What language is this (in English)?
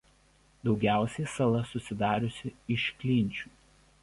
Lithuanian